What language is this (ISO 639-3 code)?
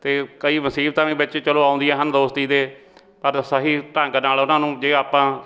pan